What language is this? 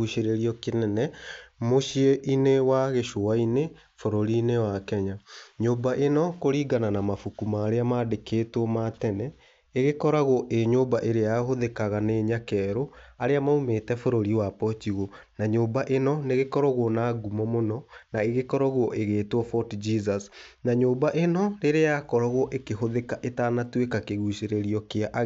Kikuyu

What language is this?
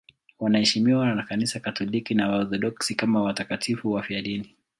Swahili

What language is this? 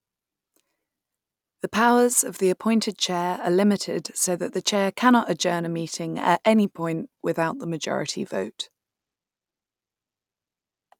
English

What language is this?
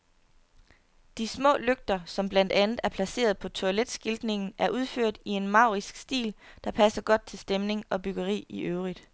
Danish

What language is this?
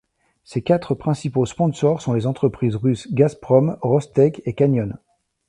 French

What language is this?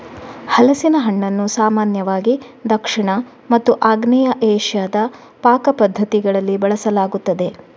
Kannada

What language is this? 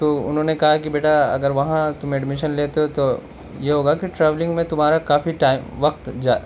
Urdu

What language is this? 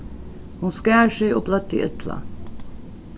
Faroese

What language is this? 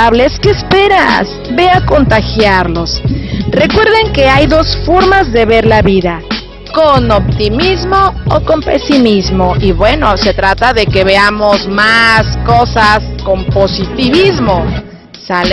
Spanish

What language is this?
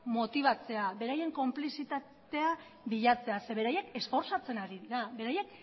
Basque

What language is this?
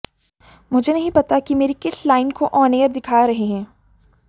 Hindi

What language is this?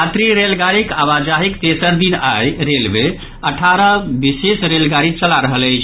Maithili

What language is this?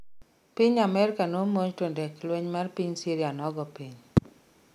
Luo (Kenya and Tanzania)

